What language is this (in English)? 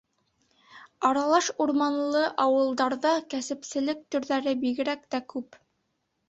Bashkir